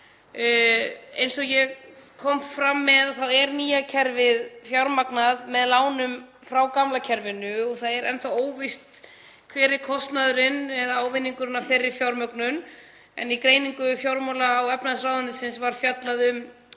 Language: Icelandic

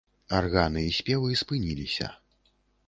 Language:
Belarusian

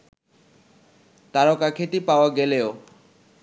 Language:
Bangla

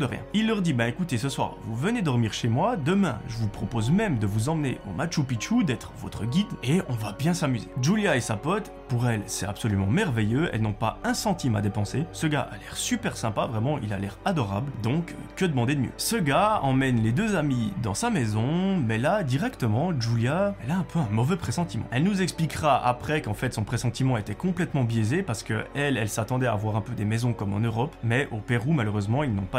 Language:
French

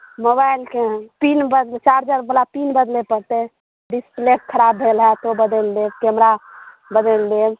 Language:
Maithili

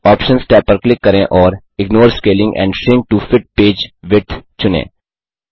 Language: Hindi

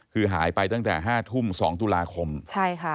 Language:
Thai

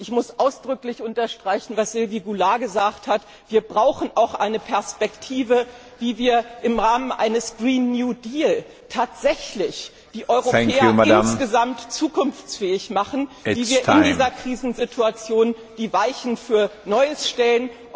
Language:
German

